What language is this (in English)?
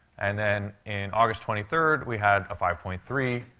English